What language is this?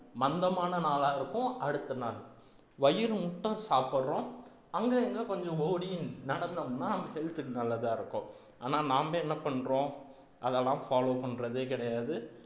Tamil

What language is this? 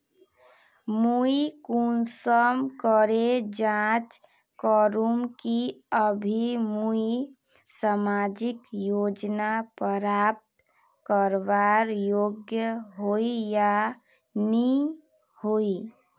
Magahi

